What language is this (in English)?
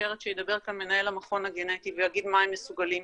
Hebrew